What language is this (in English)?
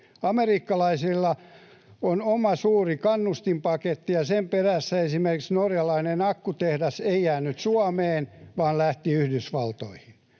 Finnish